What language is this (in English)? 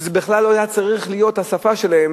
Hebrew